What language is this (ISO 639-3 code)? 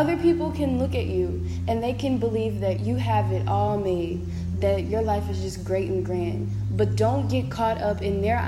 eng